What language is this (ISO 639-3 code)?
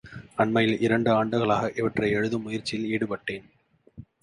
tam